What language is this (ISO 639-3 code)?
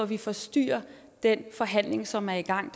dan